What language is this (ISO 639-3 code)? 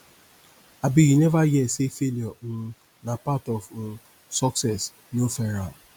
pcm